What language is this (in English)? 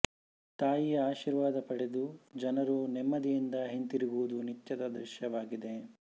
Kannada